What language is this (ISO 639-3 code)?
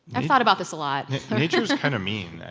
eng